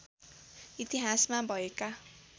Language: Nepali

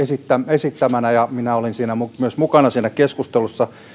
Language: Finnish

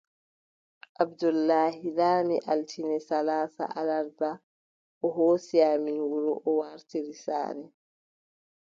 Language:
Adamawa Fulfulde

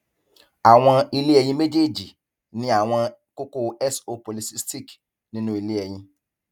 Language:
Yoruba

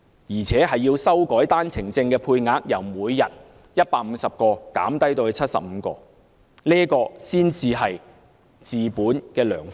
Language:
Cantonese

